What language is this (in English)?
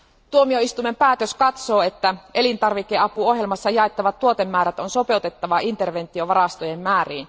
Finnish